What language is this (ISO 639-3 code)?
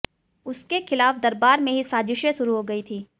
hin